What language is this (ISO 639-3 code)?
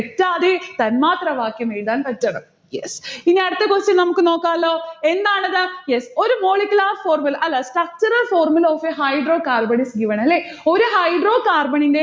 mal